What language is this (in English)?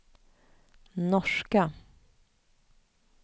Swedish